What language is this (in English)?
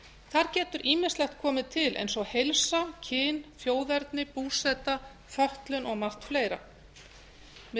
Icelandic